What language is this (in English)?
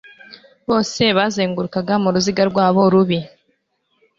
Kinyarwanda